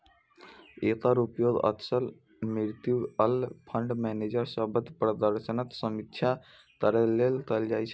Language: Maithili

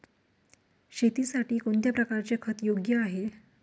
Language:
Marathi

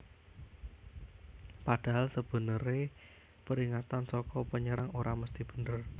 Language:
Javanese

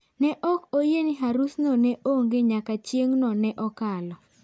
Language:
Luo (Kenya and Tanzania)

